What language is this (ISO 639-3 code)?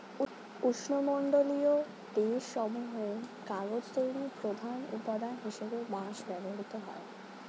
ben